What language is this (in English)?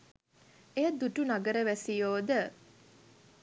Sinhala